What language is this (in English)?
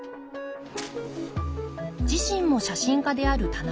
Japanese